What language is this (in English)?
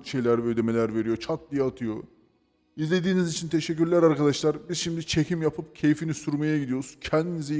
Turkish